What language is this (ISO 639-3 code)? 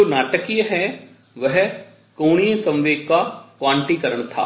hin